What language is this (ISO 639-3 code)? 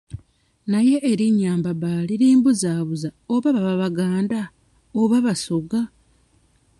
lug